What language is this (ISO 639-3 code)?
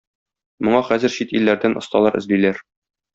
tat